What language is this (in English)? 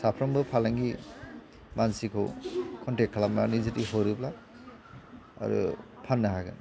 Bodo